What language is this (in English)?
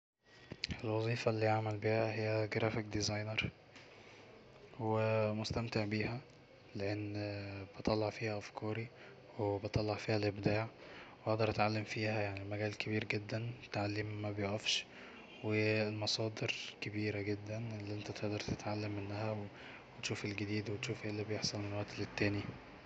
Egyptian Arabic